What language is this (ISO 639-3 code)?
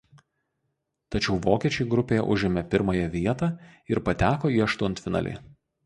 lit